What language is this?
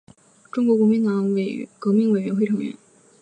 Chinese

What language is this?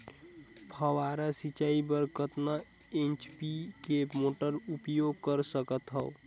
Chhattisgarhi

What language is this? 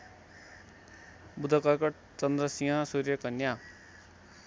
Nepali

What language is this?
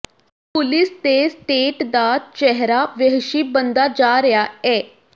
Punjabi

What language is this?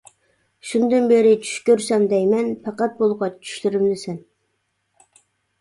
Uyghur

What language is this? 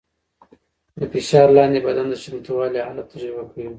Pashto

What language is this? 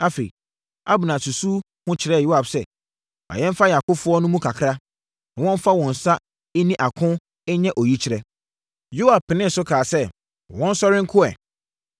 Akan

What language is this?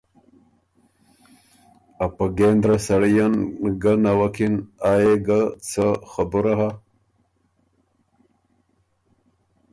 Ormuri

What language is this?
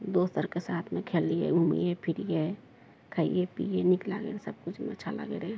Maithili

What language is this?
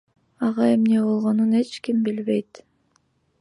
Kyrgyz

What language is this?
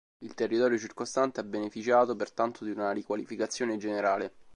Italian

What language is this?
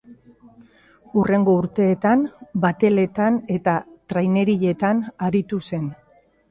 Basque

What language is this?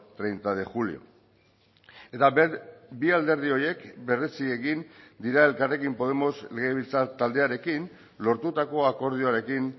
Basque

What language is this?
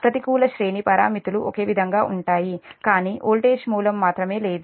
Telugu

